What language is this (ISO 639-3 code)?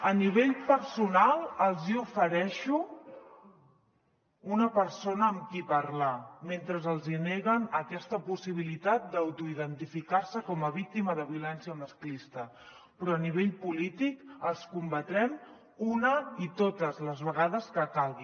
cat